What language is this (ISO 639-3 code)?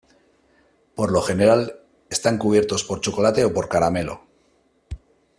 spa